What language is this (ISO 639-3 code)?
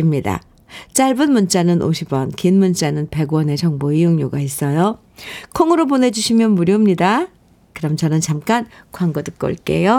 kor